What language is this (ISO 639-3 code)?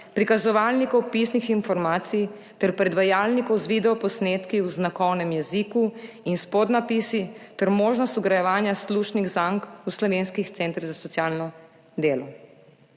slv